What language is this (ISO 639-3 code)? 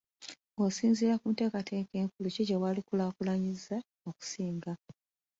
lug